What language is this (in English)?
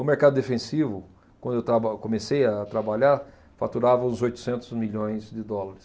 Portuguese